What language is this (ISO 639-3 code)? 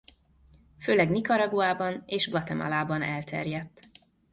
hun